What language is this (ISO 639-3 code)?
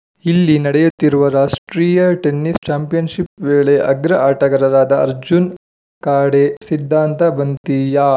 kan